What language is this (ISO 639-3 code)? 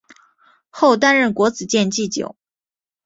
zho